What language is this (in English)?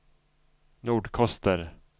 Swedish